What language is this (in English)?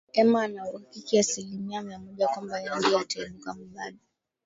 Swahili